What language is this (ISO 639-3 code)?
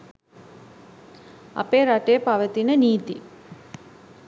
sin